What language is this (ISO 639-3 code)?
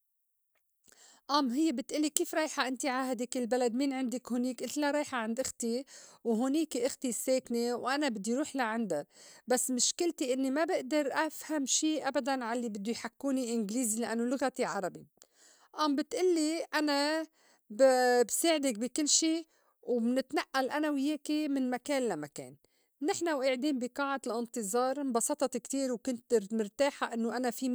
apc